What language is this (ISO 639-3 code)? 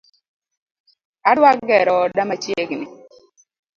luo